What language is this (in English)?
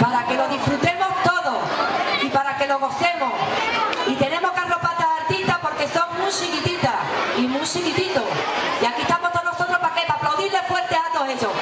Spanish